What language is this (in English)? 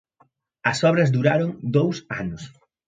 Galician